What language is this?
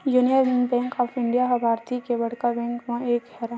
Chhattisgarhi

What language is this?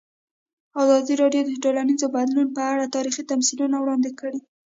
Pashto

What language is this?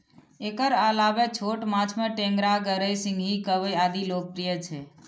Maithili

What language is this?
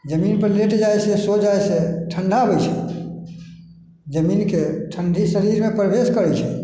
Maithili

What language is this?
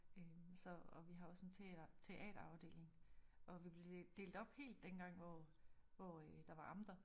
Danish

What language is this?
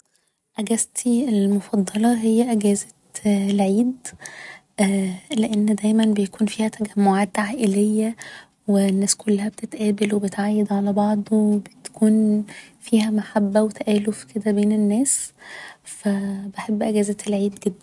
Egyptian Arabic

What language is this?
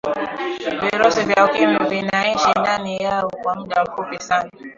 Swahili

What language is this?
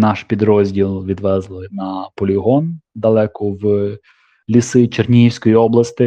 Ukrainian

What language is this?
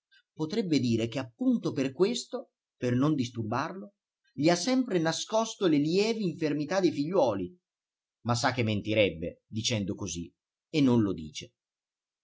Italian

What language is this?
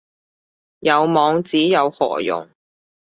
Cantonese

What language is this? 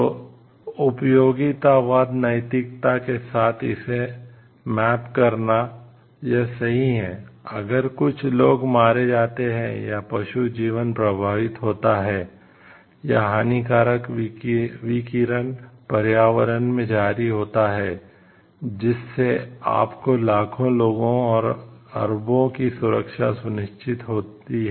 Hindi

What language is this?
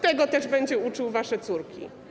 Polish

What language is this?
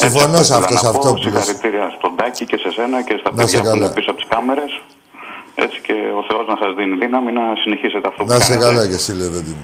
Greek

